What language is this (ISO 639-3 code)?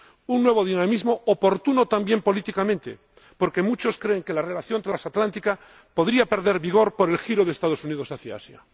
spa